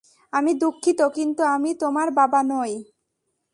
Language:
Bangla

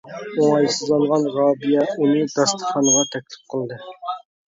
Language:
Uyghur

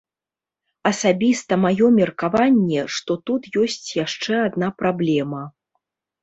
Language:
Belarusian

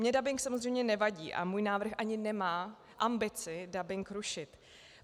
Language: Czech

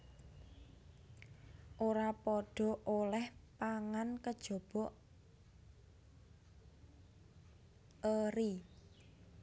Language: Javanese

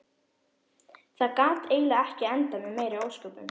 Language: Icelandic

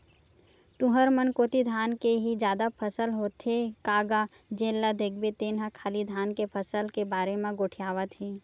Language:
Chhattisgarhi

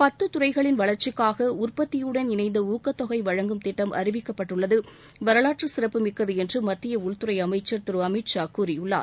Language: Tamil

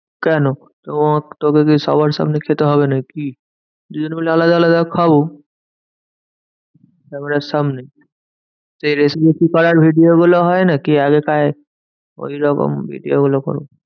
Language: Bangla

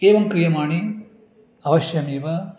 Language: Sanskrit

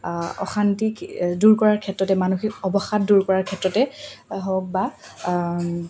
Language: Assamese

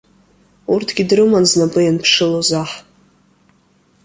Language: Abkhazian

